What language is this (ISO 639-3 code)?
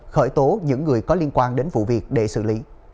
vie